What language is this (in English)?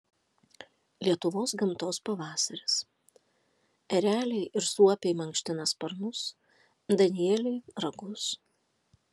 Lithuanian